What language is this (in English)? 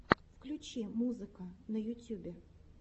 Russian